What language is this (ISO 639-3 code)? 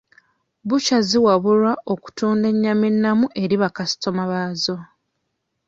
lug